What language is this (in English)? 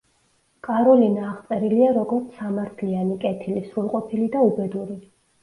Georgian